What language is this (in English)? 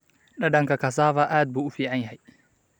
Somali